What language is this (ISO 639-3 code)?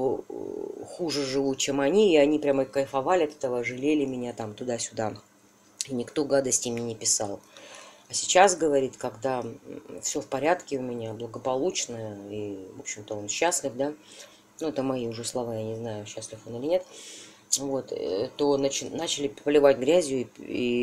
rus